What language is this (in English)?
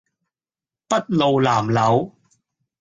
Cantonese